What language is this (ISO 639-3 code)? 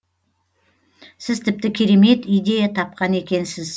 kaz